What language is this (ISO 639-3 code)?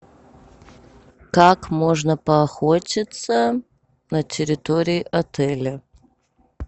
rus